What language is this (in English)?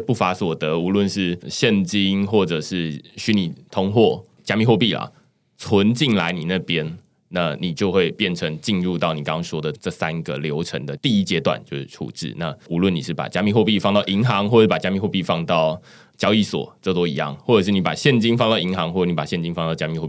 Chinese